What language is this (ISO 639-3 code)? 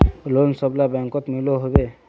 mag